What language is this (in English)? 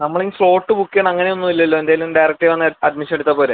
Malayalam